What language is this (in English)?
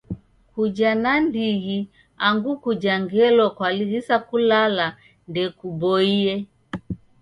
Taita